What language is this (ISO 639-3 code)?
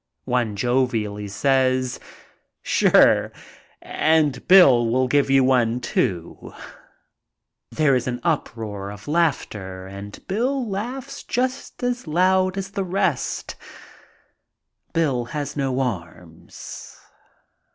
eng